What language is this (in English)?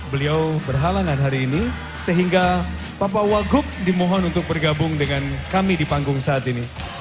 Indonesian